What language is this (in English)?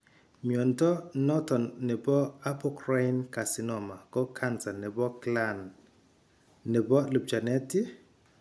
Kalenjin